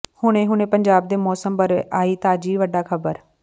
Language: Punjabi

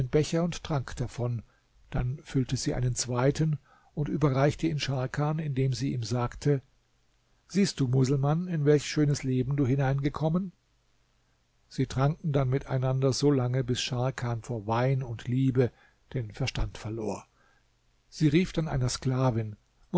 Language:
German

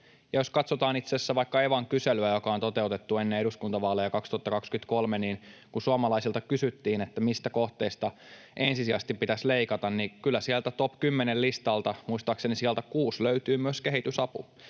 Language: Finnish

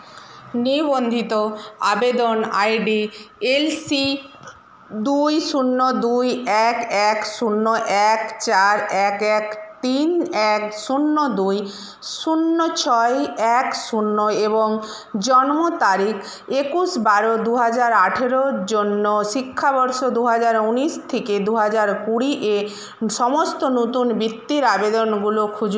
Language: Bangla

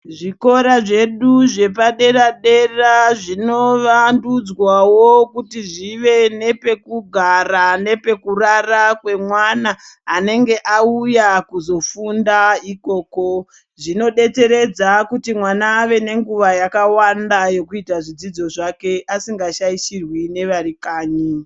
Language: Ndau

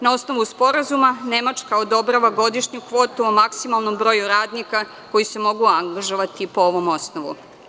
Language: Serbian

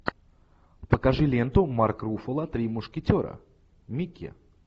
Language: Russian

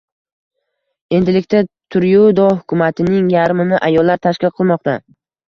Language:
Uzbek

